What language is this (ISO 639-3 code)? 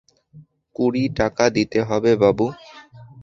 ben